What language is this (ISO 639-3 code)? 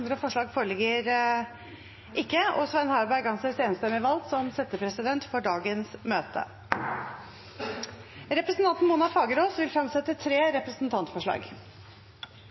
nob